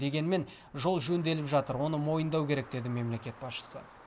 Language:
Kazakh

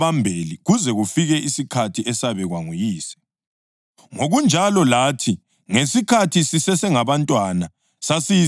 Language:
North Ndebele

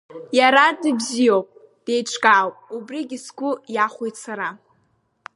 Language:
Abkhazian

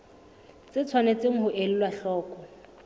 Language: Southern Sotho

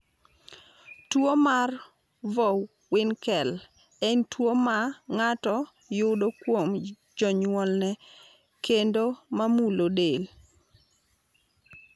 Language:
Luo (Kenya and Tanzania)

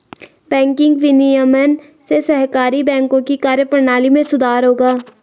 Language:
Hindi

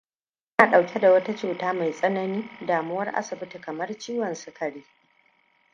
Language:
Hausa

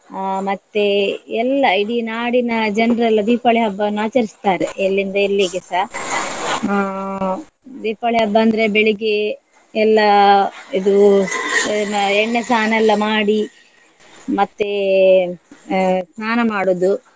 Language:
Kannada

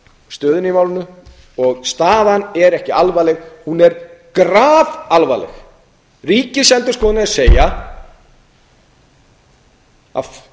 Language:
Icelandic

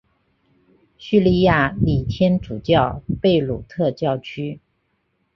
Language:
Chinese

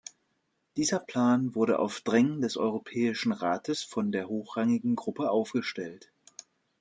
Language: German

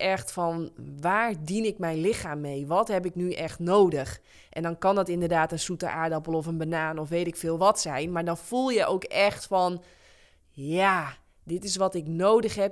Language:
Dutch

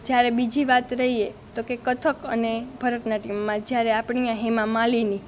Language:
Gujarati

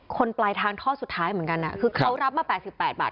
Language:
Thai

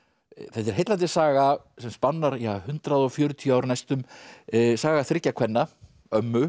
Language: Icelandic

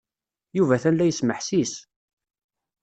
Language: Kabyle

